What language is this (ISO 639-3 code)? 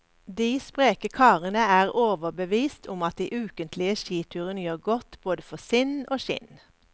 nor